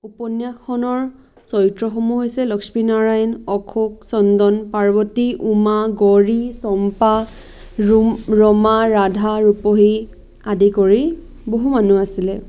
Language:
Assamese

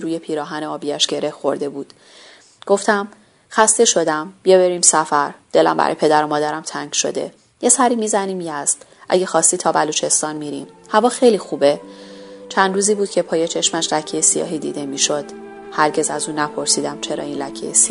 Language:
Persian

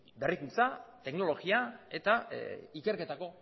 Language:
Basque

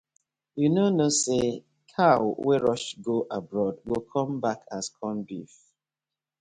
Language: Nigerian Pidgin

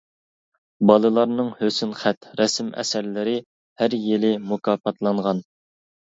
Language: Uyghur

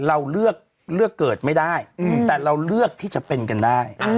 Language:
Thai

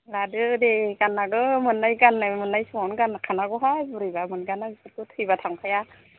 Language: Bodo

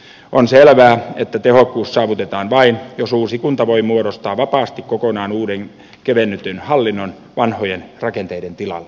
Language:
Finnish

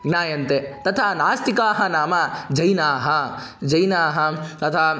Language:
Sanskrit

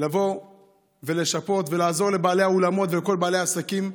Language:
Hebrew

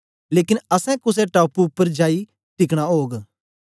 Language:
Dogri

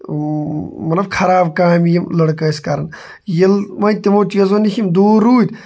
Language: Kashmiri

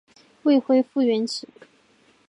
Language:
Chinese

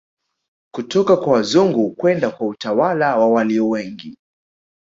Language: Swahili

